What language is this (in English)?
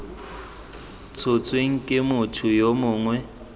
Tswana